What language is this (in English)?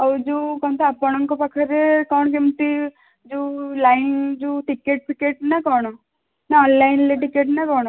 Odia